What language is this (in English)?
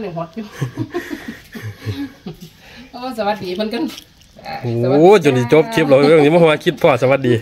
Thai